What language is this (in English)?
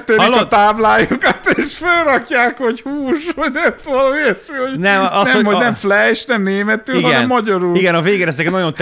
Hungarian